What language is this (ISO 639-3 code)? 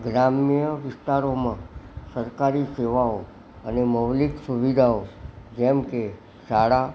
guj